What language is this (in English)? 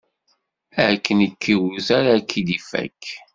Kabyle